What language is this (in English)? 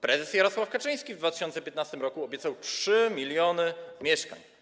Polish